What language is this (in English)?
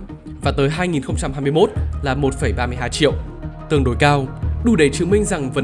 Vietnamese